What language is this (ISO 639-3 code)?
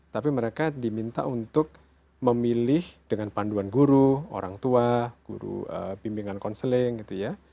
ind